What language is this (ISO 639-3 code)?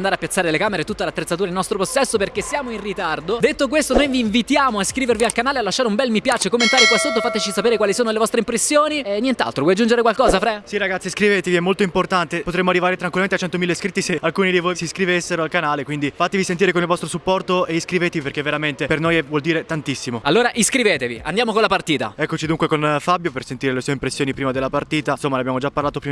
ita